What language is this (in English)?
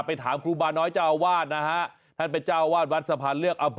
Thai